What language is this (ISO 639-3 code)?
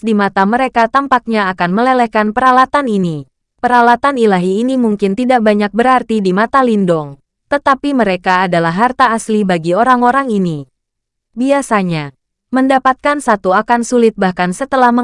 ind